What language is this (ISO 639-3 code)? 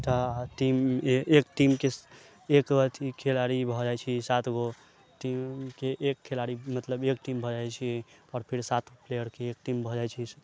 mai